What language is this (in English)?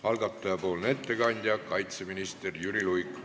Estonian